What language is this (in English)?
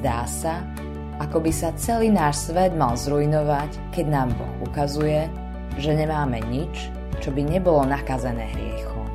Slovak